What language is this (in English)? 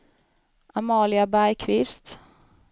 Swedish